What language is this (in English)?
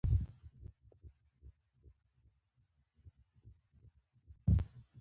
Pashto